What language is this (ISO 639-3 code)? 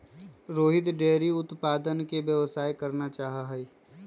mag